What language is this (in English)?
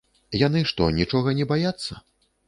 Belarusian